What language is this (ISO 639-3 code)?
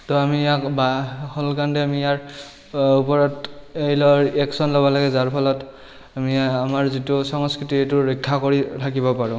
asm